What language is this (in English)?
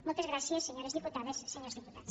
Catalan